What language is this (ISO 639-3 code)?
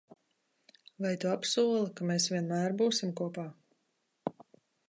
lav